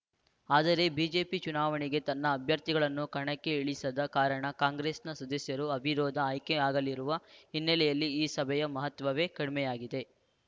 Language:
Kannada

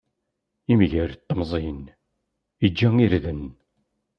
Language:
Kabyle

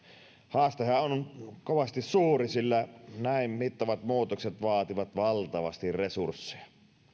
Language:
Finnish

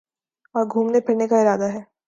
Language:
Urdu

